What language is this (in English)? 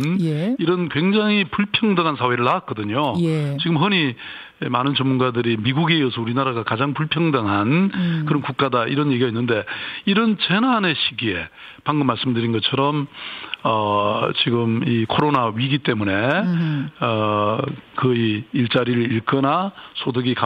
Korean